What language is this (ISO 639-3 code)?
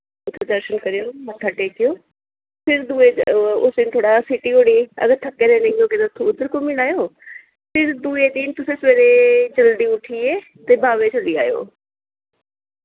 doi